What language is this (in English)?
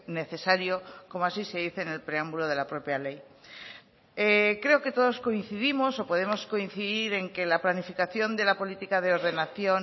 Spanish